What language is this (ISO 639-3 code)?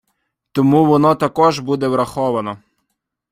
ukr